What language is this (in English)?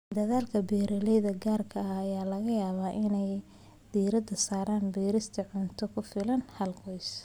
Somali